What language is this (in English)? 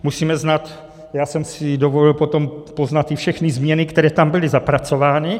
Czech